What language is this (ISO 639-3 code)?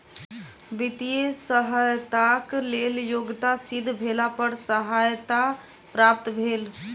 mai